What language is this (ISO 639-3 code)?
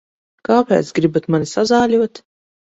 lav